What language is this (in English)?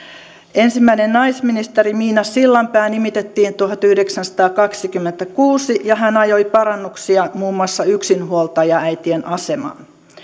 Finnish